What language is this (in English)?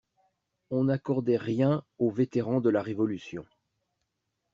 French